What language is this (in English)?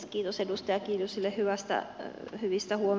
Finnish